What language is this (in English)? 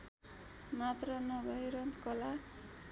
Nepali